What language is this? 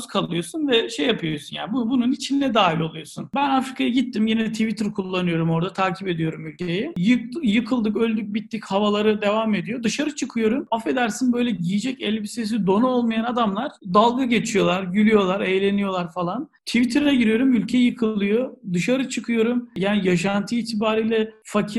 Turkish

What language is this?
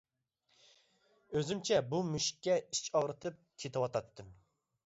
Uyghur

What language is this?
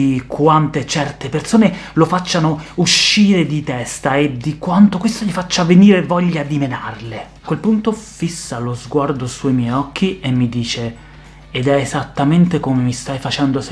Italian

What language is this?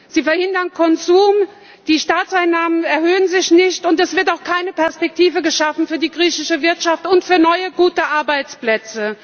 German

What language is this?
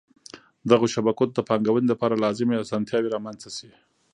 Pashto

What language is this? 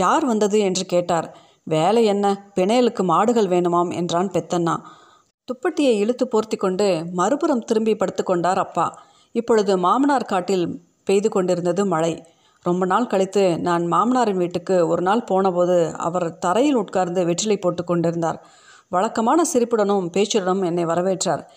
Tamil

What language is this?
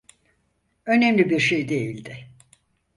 Turkish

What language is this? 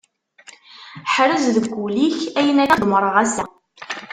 Kabyle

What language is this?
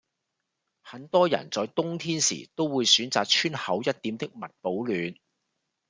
Cantonese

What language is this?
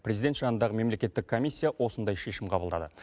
Kazakh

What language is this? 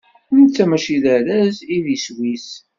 Kabyle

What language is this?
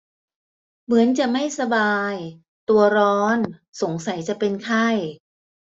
Thai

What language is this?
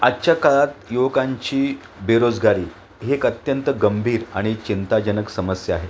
Marathi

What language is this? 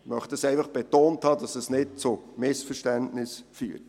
Swiss German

